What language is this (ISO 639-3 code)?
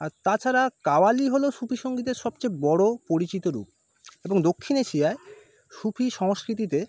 ben